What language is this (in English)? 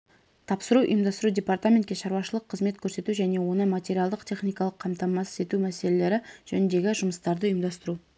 Kazakh